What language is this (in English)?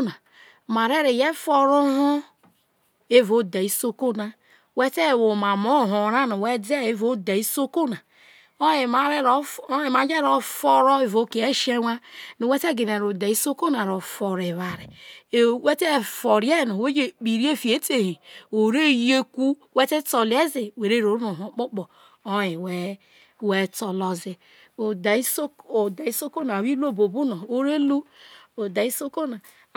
Isoko